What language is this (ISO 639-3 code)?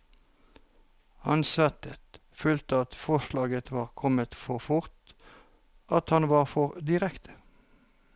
nor